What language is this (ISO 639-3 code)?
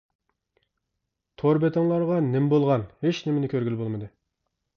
uig